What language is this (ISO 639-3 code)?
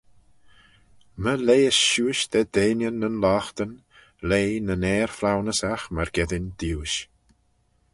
glv